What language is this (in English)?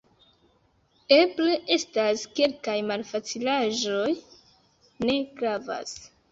Esperanto